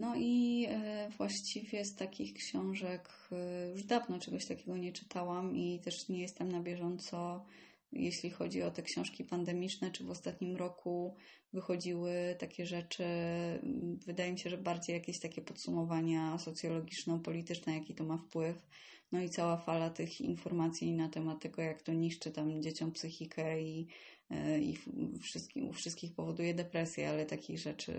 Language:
Polish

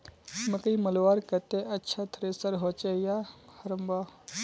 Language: Magahi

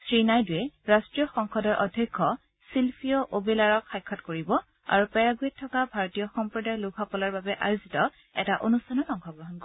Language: Assamese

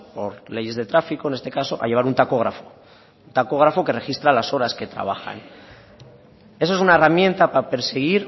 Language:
Spanish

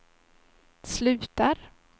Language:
Swedish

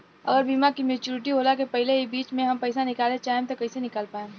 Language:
Bhojpuri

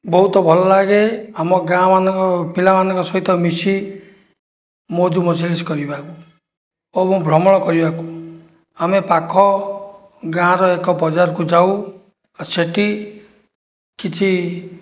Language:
Odia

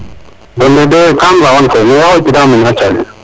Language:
Serer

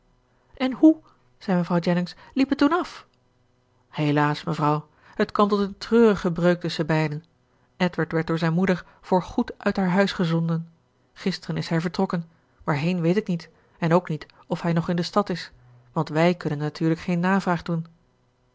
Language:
Dutch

